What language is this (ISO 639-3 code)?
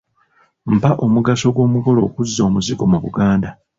lug